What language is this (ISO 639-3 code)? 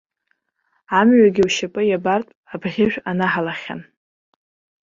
abk